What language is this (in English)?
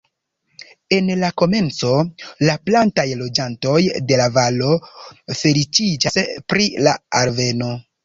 Esperanto